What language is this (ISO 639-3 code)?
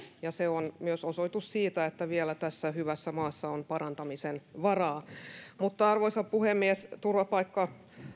fin